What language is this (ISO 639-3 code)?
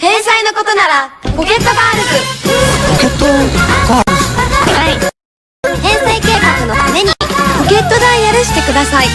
jpn